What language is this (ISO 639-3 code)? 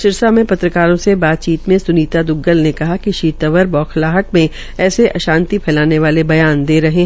hin